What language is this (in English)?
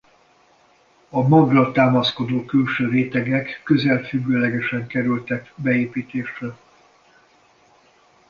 Hungarian